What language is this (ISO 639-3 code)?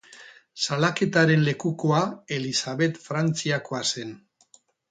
eus